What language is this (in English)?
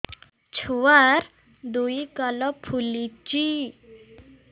Odia